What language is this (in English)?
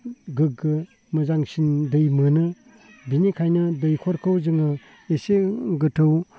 Bodo